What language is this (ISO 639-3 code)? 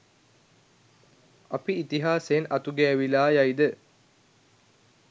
sin